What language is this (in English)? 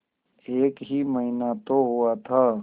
Hindi